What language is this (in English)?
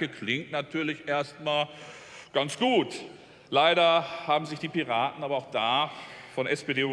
German